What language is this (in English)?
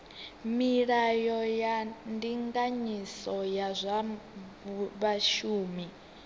Venda